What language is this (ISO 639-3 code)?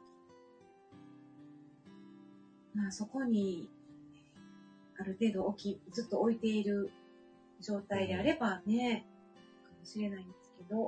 jpn